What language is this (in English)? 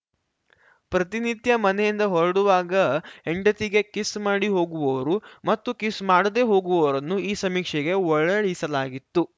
Kannada